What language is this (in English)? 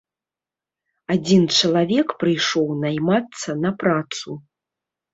Belarusian